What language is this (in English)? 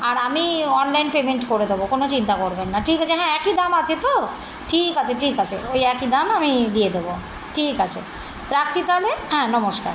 Bangla